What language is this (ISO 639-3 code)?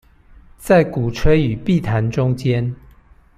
zho